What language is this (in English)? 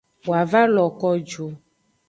Aja (Benin)